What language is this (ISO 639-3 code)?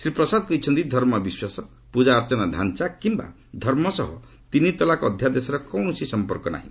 ori